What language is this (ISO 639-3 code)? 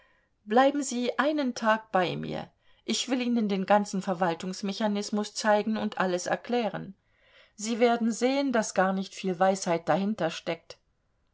deu